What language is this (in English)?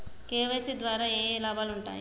Telugu